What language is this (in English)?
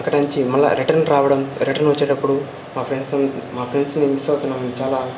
Telugu